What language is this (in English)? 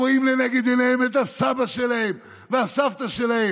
Hebrew